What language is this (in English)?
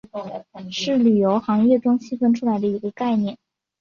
Chinese